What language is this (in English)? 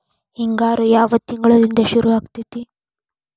Kannada